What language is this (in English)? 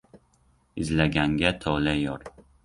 Uzbek